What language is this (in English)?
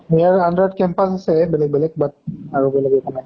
Assamese